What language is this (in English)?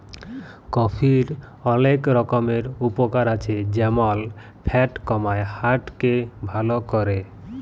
Bangla